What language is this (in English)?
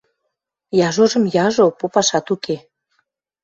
Western Mari